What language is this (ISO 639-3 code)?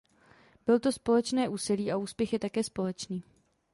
ces